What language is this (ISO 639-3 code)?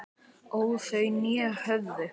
isl